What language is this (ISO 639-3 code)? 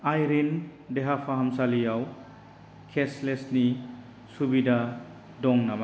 brx